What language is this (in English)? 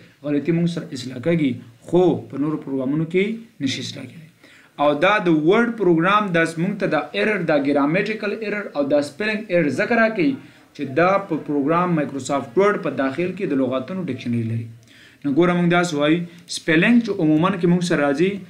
Romanian